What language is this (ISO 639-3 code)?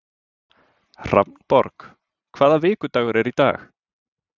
isl